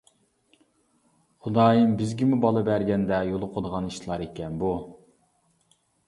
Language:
Uyghur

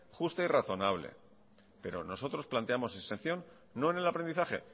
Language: Spanish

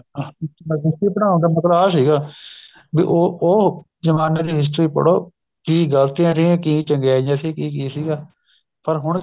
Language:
Punjabi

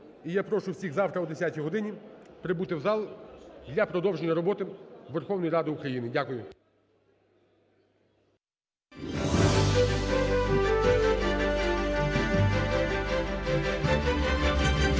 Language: Ukrainian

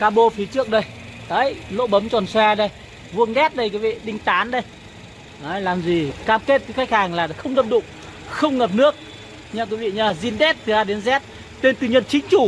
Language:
Vietnamese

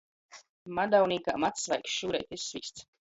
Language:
Latgalian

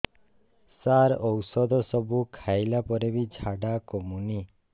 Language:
Odia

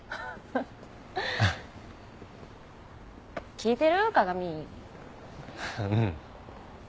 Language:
Japanese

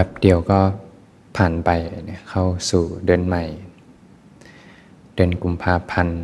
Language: Thai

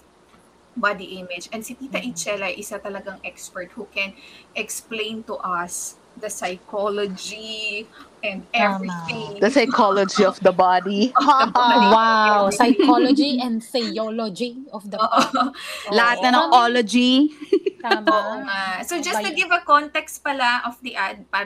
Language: Filipino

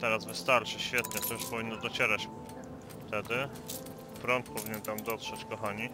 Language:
Polish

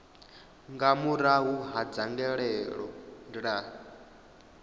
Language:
Venda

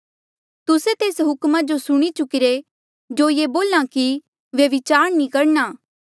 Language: Mandeali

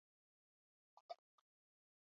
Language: Uzbek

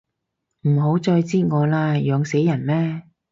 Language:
Cantonese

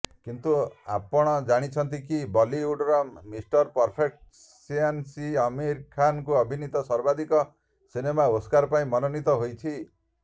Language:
Odia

